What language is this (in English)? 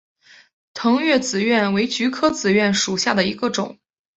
Chinese